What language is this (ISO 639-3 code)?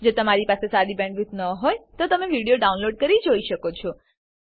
guj